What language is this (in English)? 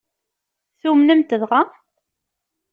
Kabyle